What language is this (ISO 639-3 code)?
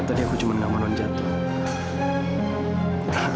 ind